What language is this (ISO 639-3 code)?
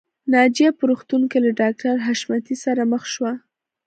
pus